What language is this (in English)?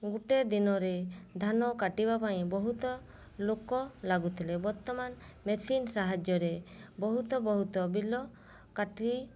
Odia